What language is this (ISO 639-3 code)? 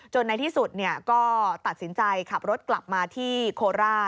tha